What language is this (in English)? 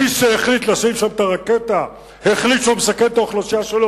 Hebrew